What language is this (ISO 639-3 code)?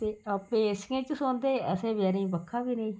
doi